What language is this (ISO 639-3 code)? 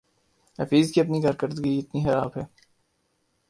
urd